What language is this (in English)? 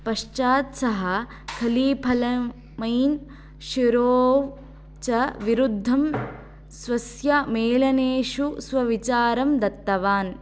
Sanskrit